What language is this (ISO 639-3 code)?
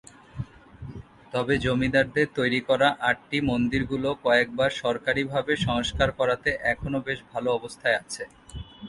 ben